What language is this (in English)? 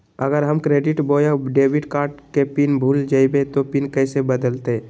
Magahi